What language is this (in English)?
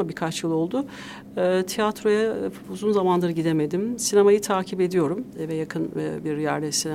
Turkish